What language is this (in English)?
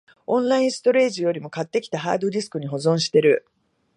Japanese